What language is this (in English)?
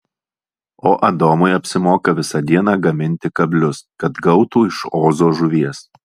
Lithuanian